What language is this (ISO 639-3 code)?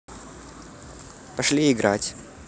rus